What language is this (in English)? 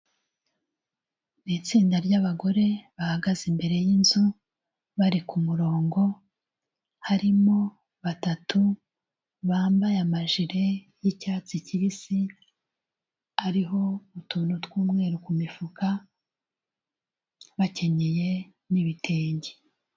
Kinyarwanda